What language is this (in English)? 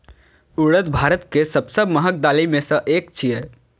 Maithili